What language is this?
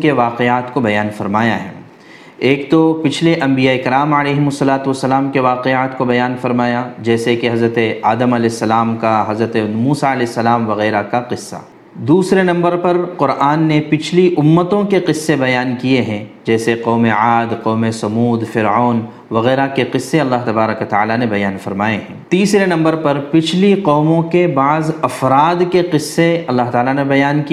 Urdu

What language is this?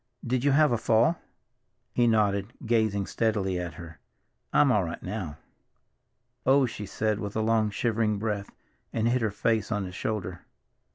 English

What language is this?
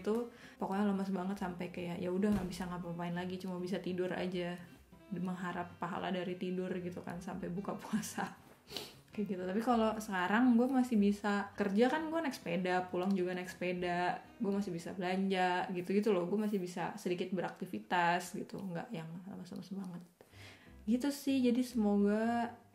Indonesian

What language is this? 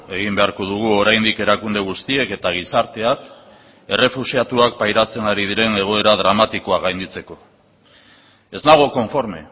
Basque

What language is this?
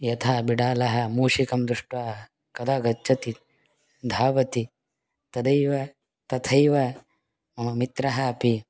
Sanskrit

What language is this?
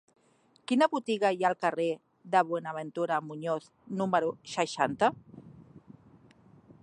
Catalan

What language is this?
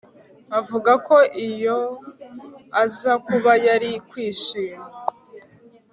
Kinyarwanda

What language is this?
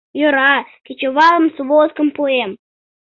Mari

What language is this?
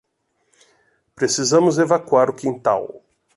Portuguese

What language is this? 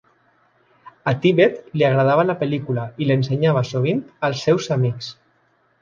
Catalan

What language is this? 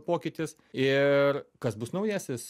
Lithuanian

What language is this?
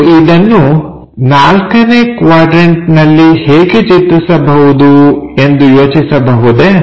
Kannada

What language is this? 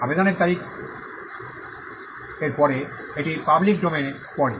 Bangla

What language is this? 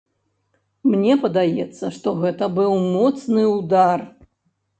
Belarusian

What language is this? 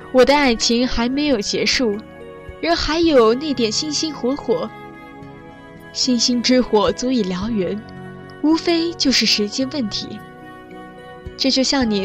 Chinese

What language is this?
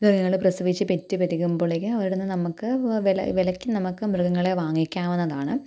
Malayalam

